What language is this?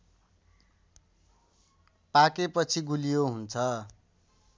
Nepali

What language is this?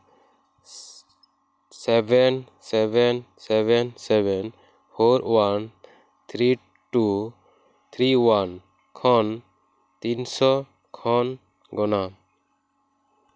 Santali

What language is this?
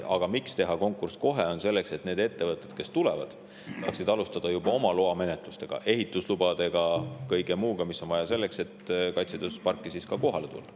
Estonian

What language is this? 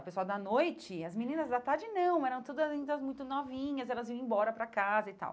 Portuguese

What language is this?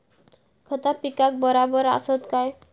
Marathi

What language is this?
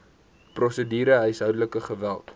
Afrikaans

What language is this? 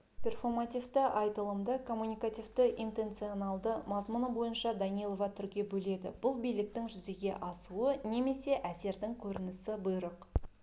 Kazakh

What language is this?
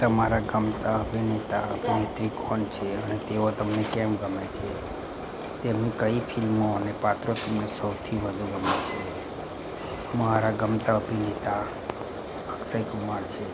Gujarati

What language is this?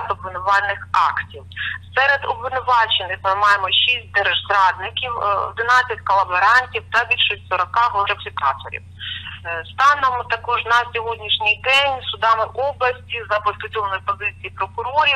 Ukrainian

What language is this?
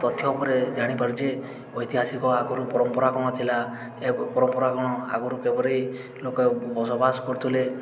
Odia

